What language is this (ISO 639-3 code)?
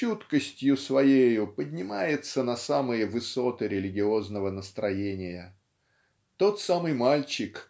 rus